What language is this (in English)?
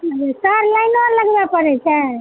Maithili